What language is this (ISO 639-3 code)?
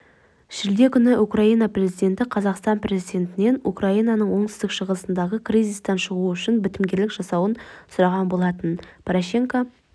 kaz